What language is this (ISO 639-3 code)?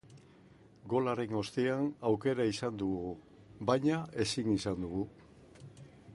eus